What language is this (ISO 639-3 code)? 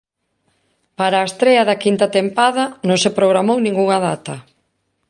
glg